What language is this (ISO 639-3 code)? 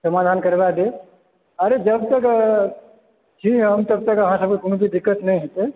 mai